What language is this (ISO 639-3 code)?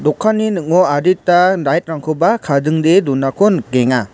grt